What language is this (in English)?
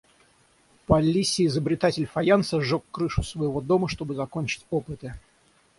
Russian